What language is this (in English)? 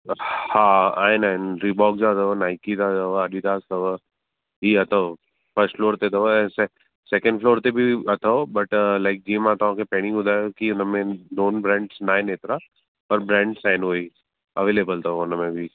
Sindhi